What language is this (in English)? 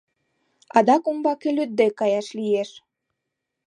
Mari